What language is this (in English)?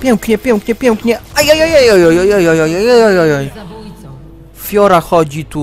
Polish